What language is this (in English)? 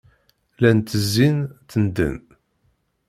Kabyle